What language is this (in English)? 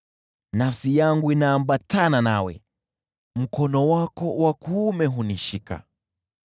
Swahili